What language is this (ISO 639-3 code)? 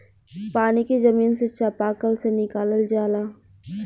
bho